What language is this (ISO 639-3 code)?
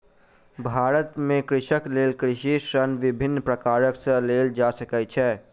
mai